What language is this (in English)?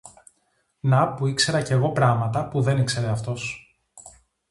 Greek